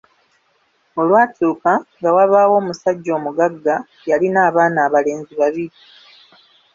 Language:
Ganda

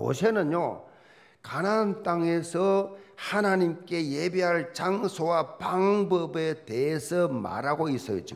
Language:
Korean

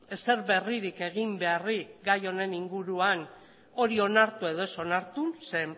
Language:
Basque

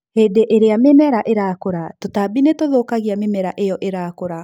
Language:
Kikuyu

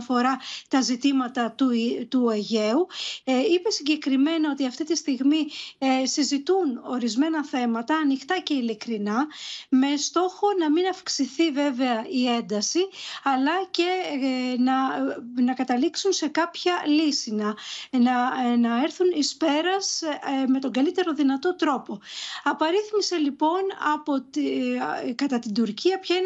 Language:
Greek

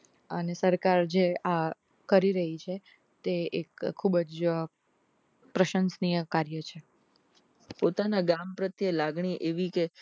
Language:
Gujarati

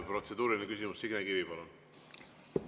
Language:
Estonian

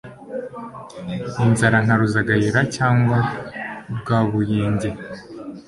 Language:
Kinyarwanda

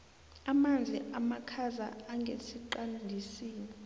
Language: South Ndebele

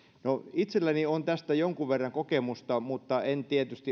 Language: Finnish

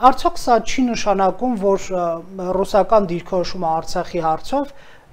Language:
Romanian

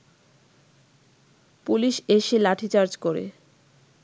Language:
Bangla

